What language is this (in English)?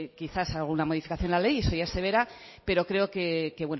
Spanish